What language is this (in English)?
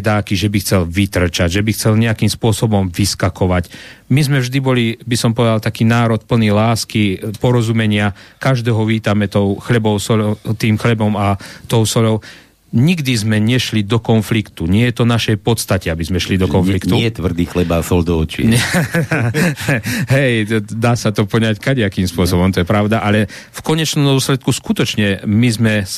Slovak